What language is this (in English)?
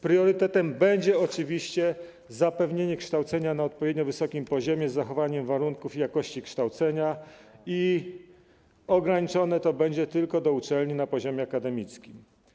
Polish